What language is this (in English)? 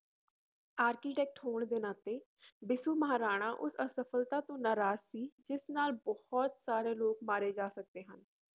Punjabi